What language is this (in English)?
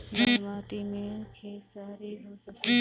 Bhojpuri